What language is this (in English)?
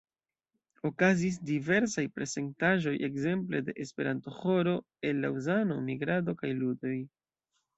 Esperanto